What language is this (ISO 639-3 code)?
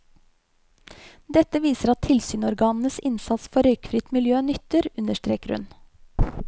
nor